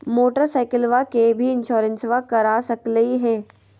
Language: Magahi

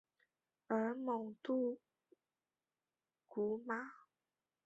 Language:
Chinese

